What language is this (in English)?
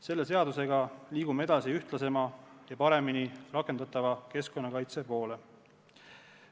Estonian